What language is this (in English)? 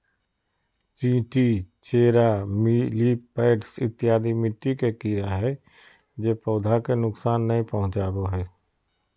Magahi